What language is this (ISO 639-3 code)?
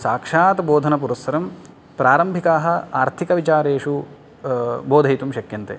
san